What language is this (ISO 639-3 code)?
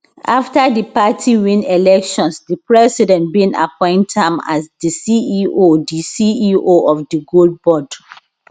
pcm